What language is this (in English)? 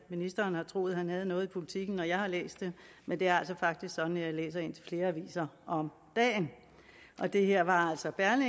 Danish